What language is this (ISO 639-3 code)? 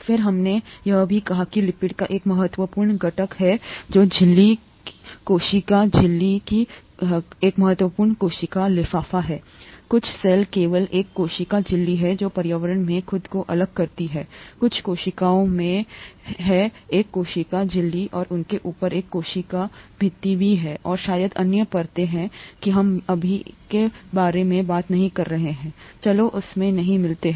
hin